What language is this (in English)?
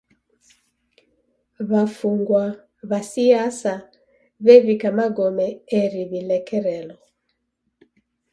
Taita